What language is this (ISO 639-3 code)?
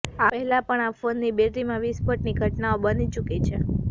guj